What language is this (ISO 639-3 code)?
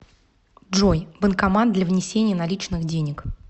rus